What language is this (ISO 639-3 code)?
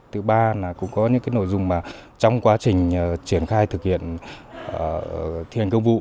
vie